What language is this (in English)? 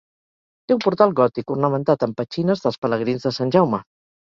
Catalan